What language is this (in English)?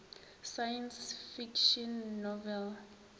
Northern Sotho